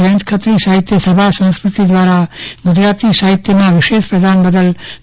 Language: Gujarati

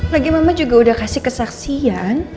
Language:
Indonesian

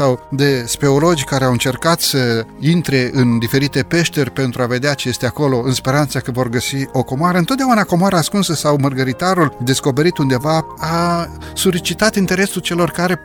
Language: Romanian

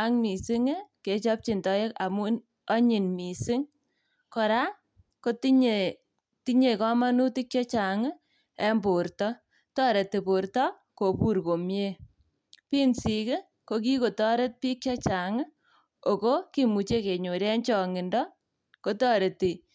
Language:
Kalenjin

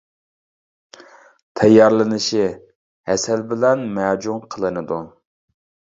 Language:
Uyghur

